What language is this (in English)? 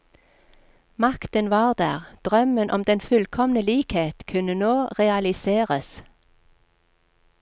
Norwegian